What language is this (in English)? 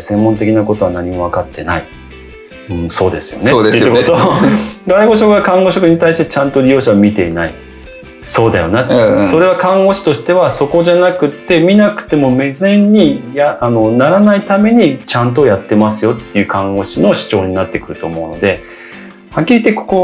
Japanese